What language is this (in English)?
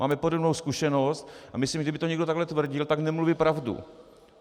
Czech